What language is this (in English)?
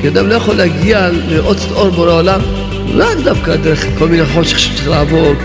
Hebrew